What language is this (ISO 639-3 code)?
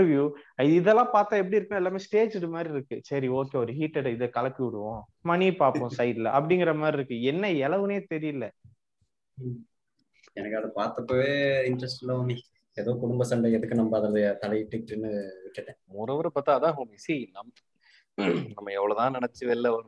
tam